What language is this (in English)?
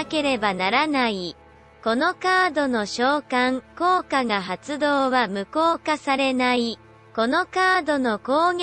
Japanese